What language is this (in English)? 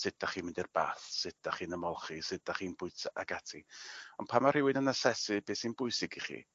Welsh